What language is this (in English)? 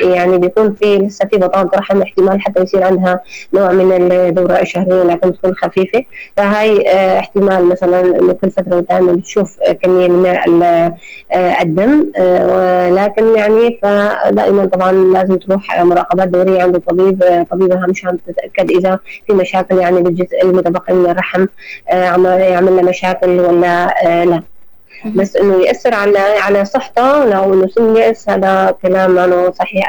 Arabic